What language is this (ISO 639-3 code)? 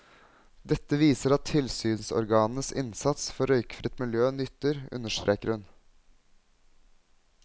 nor